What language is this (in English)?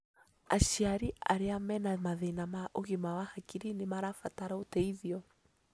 Kikuyu